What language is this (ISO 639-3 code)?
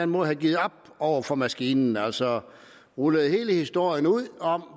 dan